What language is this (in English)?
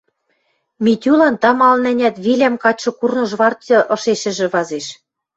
Western Mari